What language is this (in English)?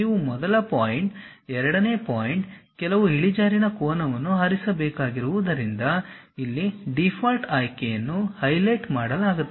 Kannada